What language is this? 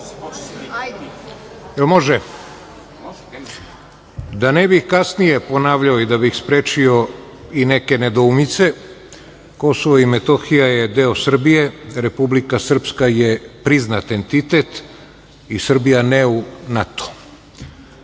Serbian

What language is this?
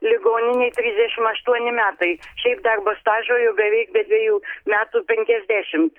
Lithuanian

